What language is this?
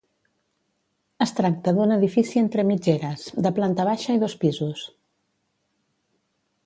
Catalan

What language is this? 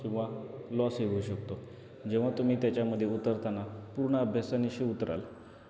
Marathi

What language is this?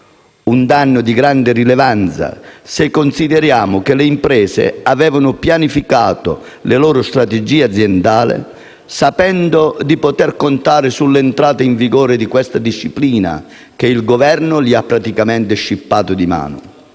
Italian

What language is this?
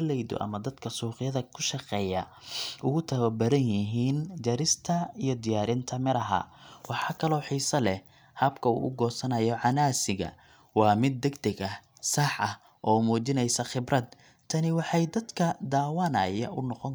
Somali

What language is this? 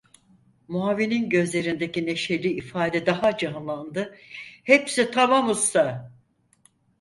Turkish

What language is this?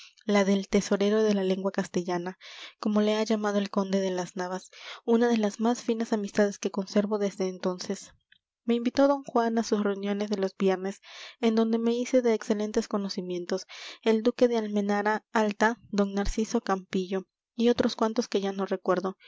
Spanish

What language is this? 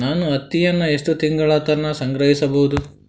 Kannada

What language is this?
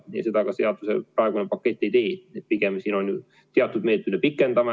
Estonian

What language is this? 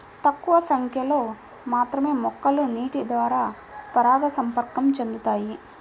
Telugu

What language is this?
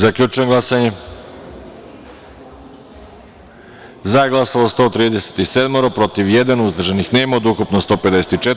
Serbian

